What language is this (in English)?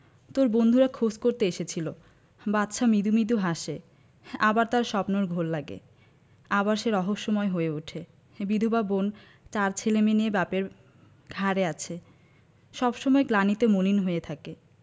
Bangla